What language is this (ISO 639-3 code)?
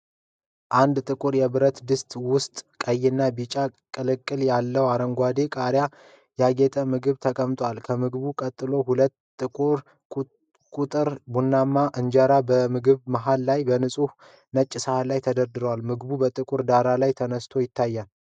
amh